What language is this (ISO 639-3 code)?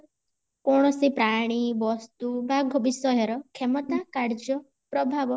ori